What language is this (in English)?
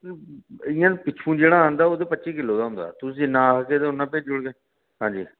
Dogri